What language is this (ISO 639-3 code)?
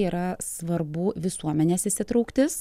lit